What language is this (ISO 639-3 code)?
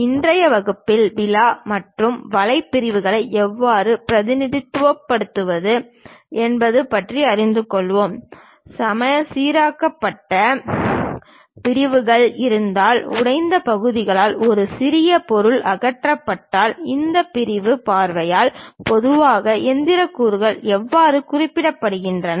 tam